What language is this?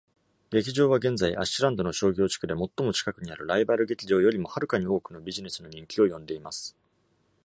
Japanese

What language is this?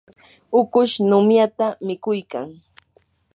Yanahuanca Pasco Quechua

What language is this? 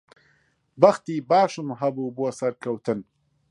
Central Kurdish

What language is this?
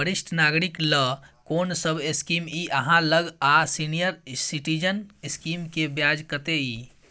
Maithili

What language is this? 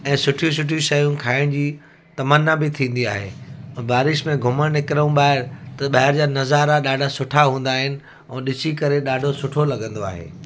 Sindhi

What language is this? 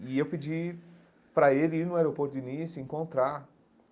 Portuguese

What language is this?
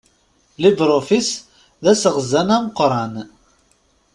Kabyle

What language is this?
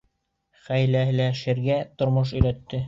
Bashkir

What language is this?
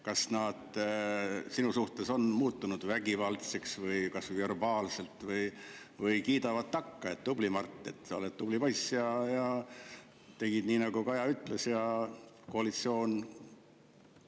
Estonian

